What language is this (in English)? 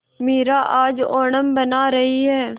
Hindi